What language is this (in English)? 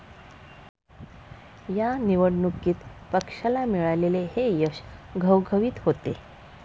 Marathi